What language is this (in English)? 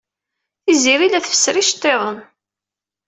Kabyle